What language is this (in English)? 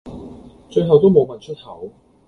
Cantonese